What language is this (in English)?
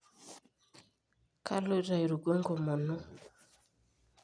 Masai